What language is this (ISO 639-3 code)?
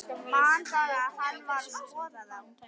isl